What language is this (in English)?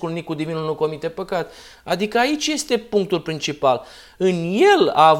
Romanian